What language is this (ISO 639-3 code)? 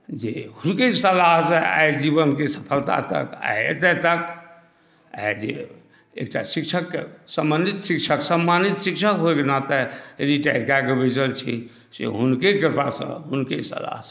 mai